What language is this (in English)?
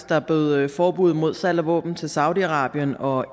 Danish